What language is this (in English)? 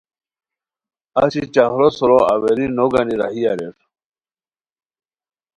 Khowar